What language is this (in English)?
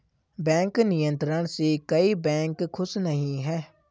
Hindi